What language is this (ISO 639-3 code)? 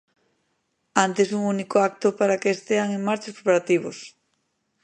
glg